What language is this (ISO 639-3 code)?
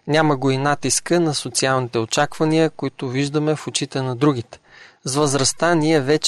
bul